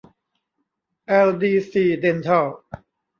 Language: Thai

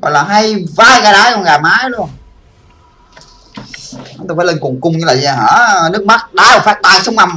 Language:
Vietnamese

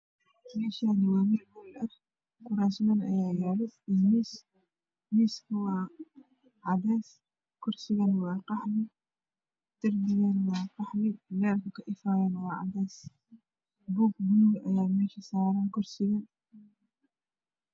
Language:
Somali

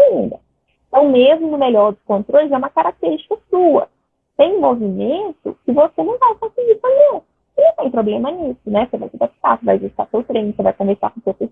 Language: Portuguese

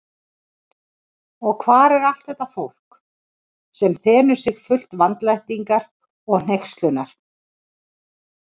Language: Icelandic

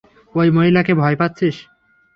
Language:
Bangla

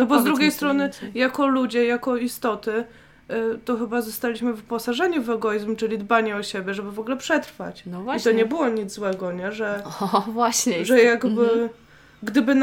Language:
Polish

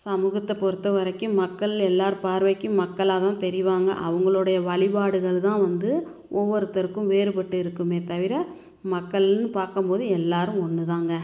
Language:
Tamil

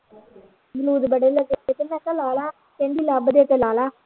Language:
Punjabi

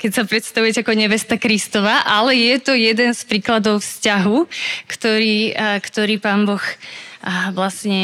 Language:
Slovak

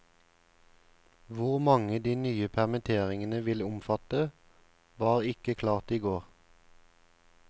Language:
Norwegian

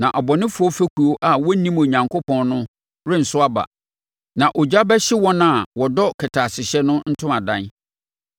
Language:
Akan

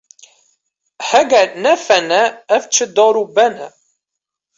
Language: Kurdish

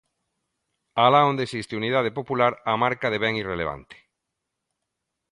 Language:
Galician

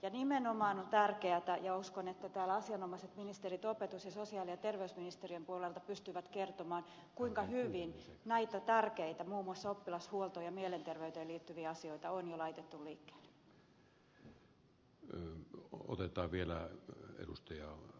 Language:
Finnish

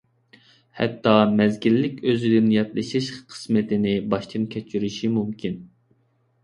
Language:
Uyghur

